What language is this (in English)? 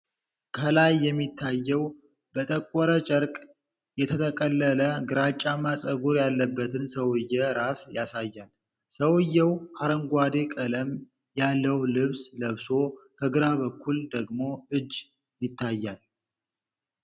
Amharic